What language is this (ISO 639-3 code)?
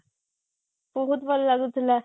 ori